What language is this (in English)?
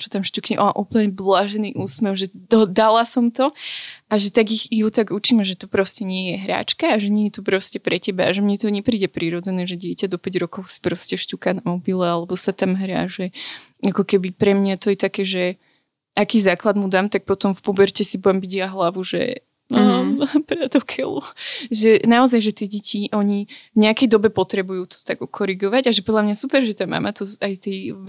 Slovak